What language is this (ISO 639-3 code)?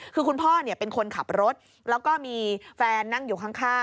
tha